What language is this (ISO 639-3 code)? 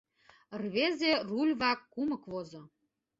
chm